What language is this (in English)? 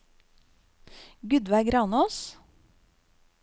Norwegian